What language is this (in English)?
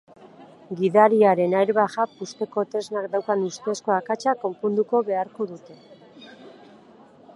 Basque